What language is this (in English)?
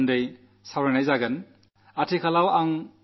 Malayalam